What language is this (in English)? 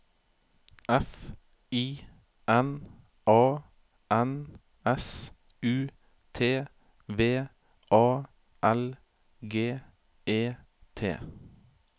Norwegian